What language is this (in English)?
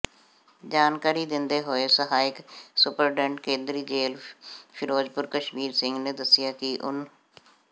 Punjabi